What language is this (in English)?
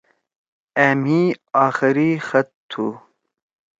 Torwali